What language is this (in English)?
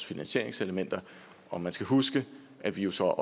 Danish